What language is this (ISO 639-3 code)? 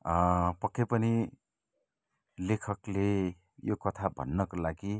nep